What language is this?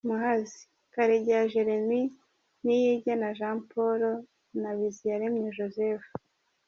Kinyarwanda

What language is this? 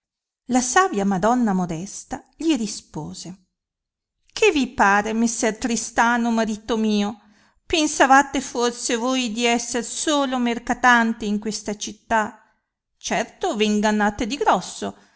Italian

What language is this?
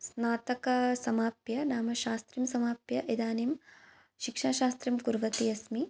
Sanskrit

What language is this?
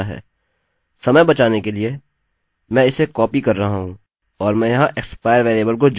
Hindi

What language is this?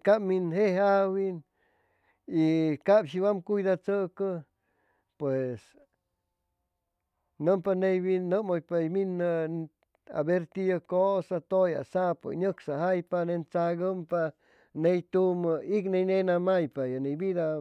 Chimalapa Zoque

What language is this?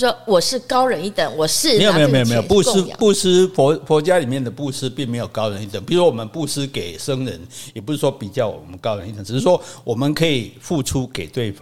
Chinese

